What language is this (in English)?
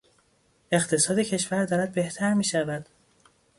Persian